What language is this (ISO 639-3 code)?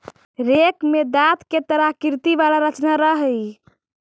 mag